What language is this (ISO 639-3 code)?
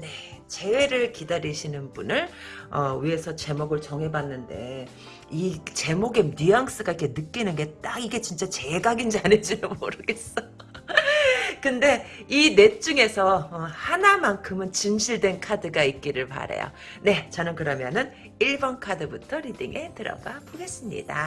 kor